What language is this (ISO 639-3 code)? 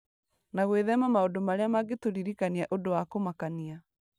kik